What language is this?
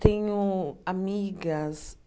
Portuguese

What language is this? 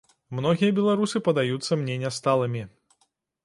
Belarusian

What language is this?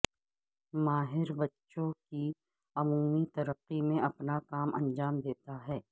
Urdu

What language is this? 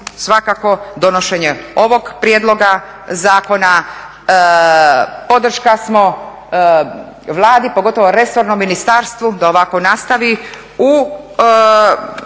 Croatian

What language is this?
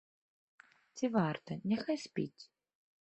Belarusian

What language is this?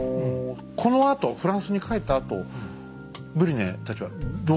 Japanese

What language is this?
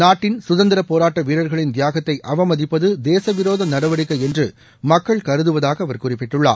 Tamil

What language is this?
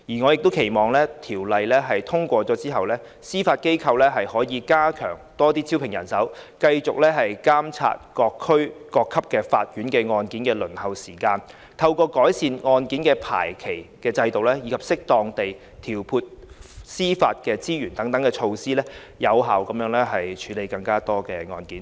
Cantonese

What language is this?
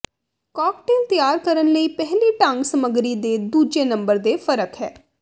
Punjabi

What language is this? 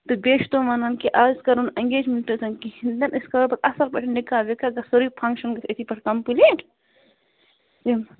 Kashmiri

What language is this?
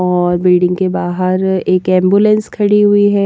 Hindi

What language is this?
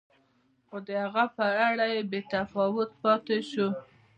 Pashto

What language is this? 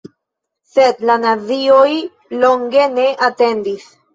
Esperanto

